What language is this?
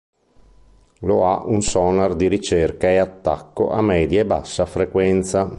Italian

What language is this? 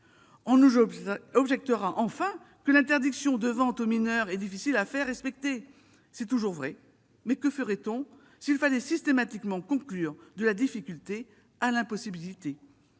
French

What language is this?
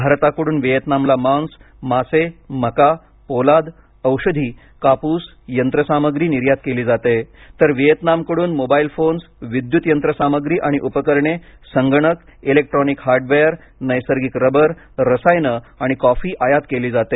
Marathi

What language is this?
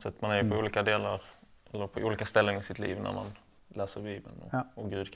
Swedish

